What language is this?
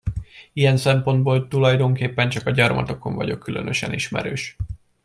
Hungarian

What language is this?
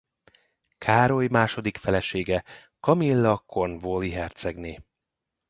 Hungarian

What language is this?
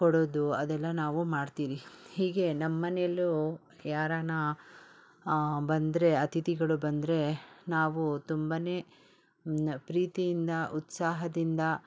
Kannada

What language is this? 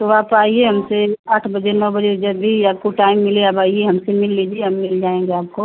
Hindi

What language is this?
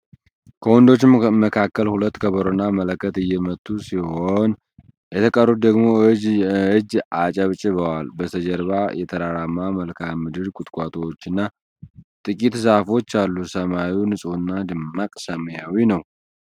Amharic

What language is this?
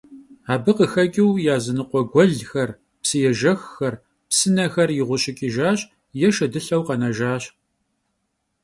Kabardian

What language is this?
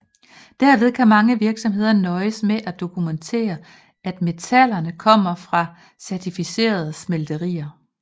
Danish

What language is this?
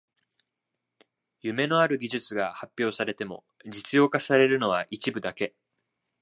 Japanese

